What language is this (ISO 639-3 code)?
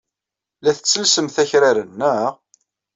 kab